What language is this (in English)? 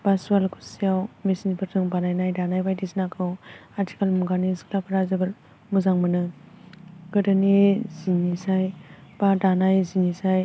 Bodo